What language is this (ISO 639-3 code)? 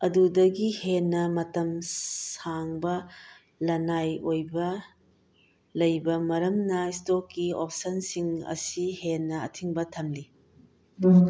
mni